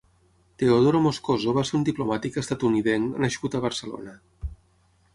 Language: Catalan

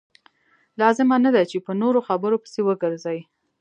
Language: Pashto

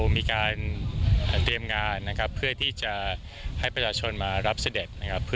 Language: Thai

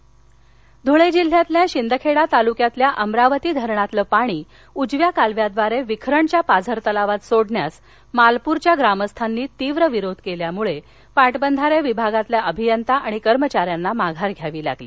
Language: Marathi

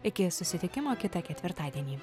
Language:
Lithuanian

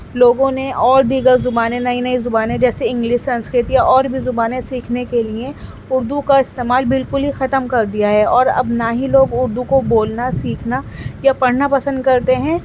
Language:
Urdu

